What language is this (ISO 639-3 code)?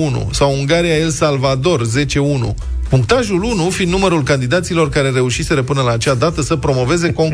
ron